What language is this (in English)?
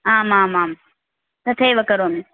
Sanskrit